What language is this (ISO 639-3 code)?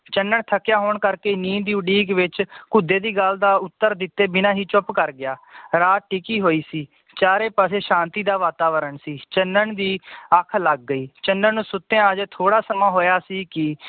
pan